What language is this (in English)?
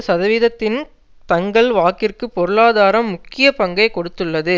Tamil